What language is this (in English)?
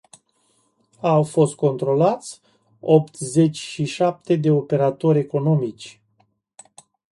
Romanian